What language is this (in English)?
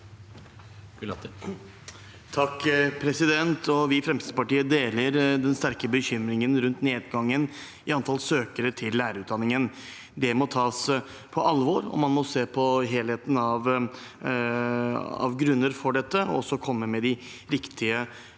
Norwegian